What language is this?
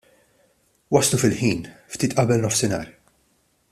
Maltese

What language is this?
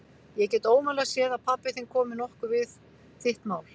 Icelandic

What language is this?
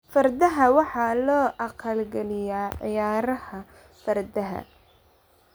Somali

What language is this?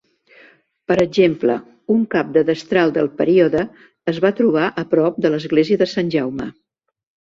Catalan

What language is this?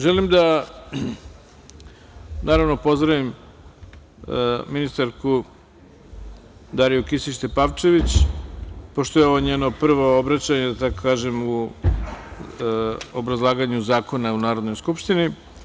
Serbian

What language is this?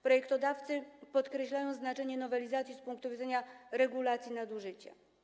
Polish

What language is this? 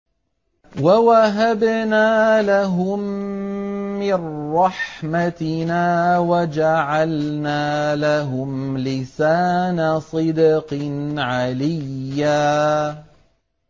Arabic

